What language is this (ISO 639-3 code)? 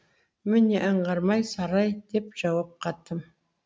kaz